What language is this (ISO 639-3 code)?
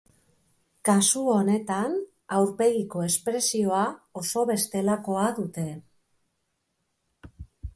eus